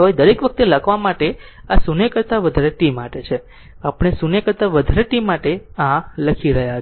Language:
Gujarati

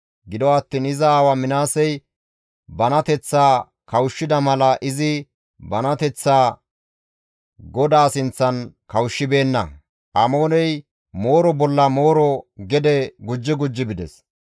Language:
Gamo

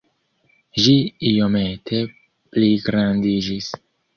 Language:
Esperanto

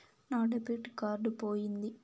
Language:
Telugu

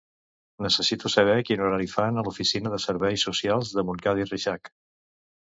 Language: Catalan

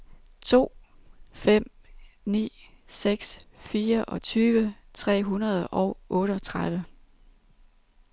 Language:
Danish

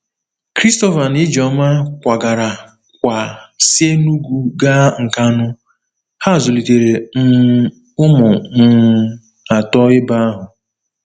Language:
Igbo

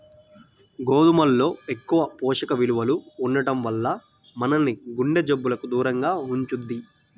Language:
Telugu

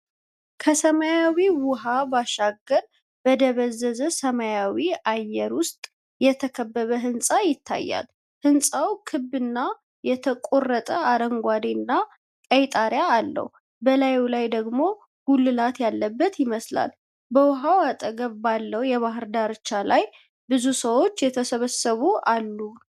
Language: Amharic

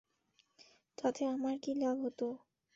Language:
Bangla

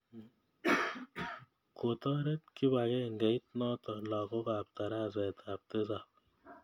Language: Kalenjin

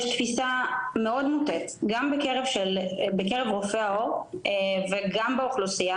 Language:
Hebrew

